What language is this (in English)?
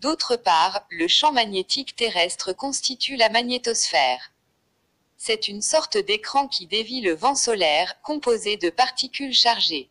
French